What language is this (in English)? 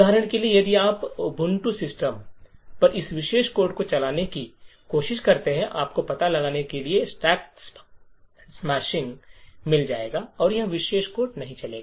Hindi